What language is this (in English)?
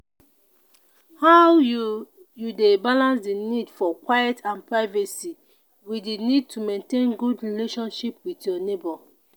Nigerian Pidgin